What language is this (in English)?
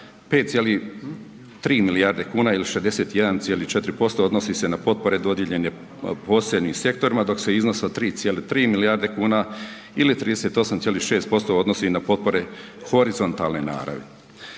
Croatian